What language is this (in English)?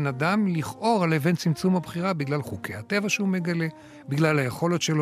Hebrew